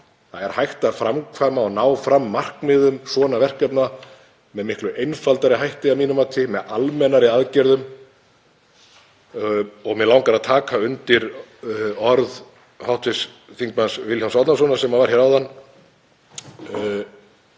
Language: Icelandic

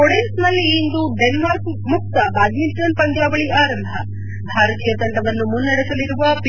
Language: Kannada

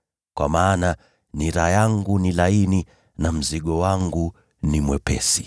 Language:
Swahili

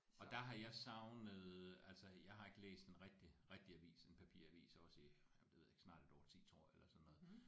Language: Danish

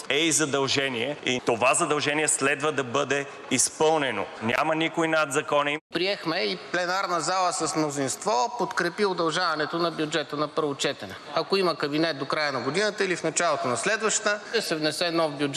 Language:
Bulgarian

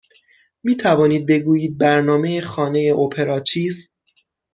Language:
Persian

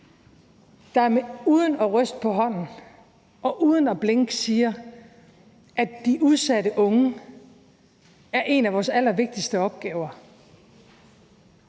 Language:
Danish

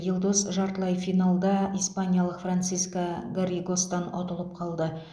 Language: Kazakh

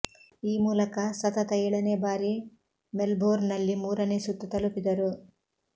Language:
Kannada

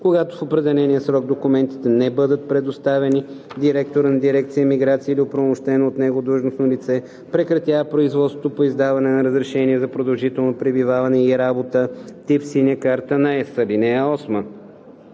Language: Bulgarian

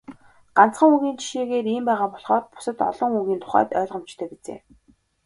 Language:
Mongolian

